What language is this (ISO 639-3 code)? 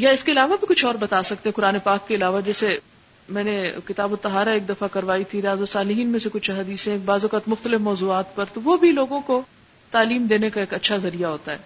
urd